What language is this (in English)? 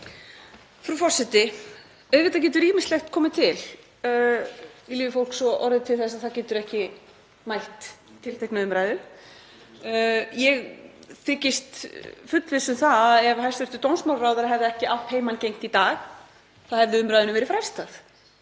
Icelandic